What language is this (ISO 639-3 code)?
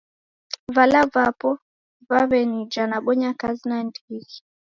dav